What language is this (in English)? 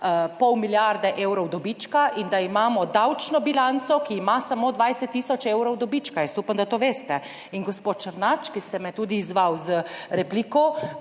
Slovenian